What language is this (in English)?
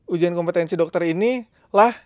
Indonesian